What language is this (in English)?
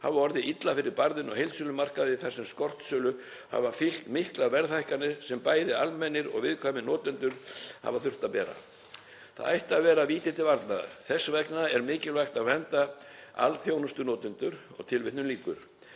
Icelandic